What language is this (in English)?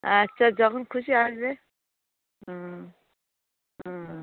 Bangla